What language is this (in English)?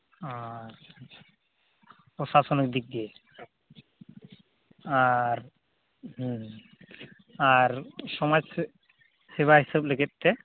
Santali